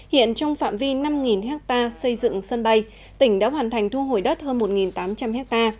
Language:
Vietnamese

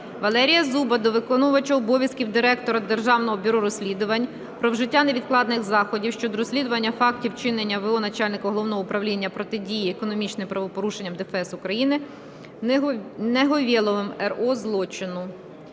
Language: Ukrainian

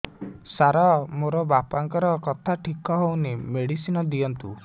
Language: Odia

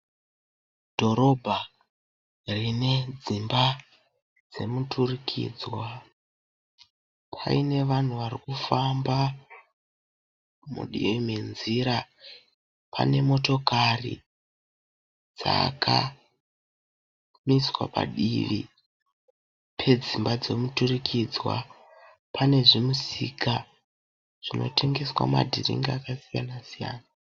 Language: Shona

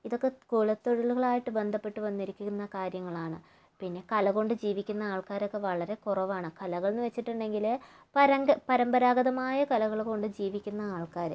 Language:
Malayalam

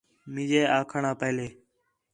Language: Khetrani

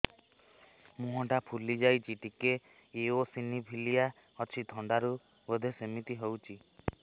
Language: Odia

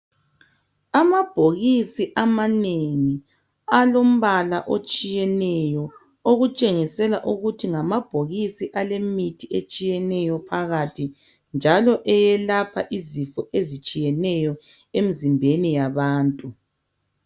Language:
North Ndebele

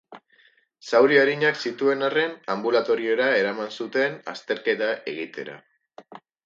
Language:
Basque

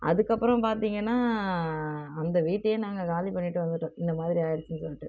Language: Tamil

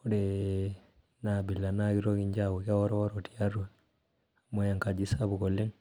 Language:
Masai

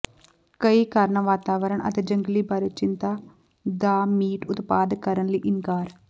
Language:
Punjabi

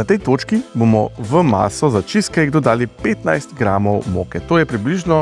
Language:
Slovenian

